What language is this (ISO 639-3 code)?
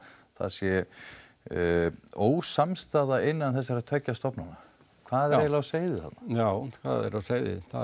isl